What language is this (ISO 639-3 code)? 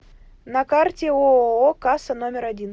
rus